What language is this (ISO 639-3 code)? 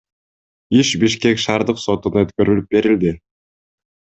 kir